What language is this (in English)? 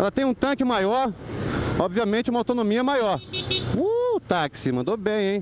Portuguese